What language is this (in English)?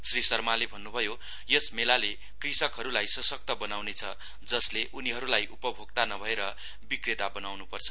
Nepali